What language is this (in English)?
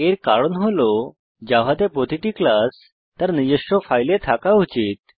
Bangla